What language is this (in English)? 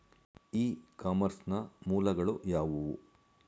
Kannada